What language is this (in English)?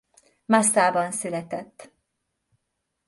Hungarian